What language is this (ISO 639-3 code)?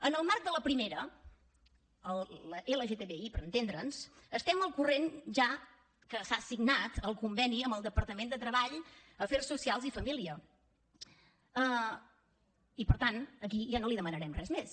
cat